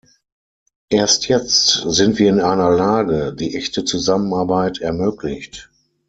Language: German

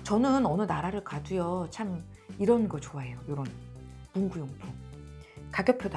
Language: Korean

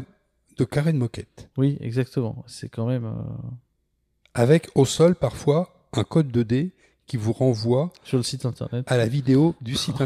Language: French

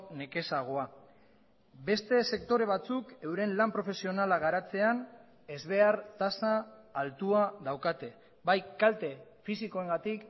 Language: Basque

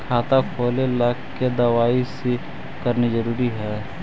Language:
Magahi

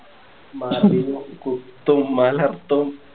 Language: Malayalam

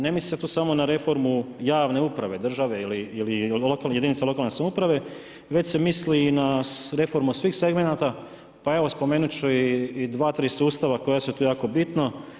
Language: Croatian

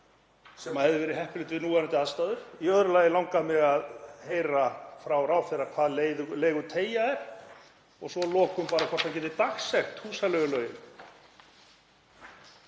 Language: Icelandic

